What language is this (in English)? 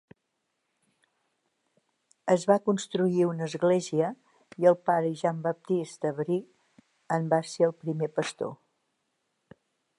Catalan